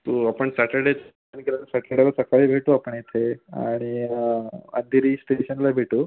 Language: Marathi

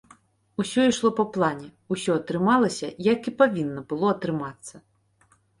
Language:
Belarusian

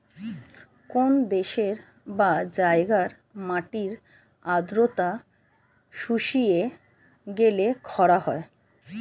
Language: Bangla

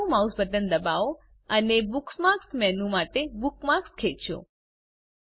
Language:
Gujarati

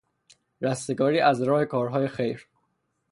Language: Persian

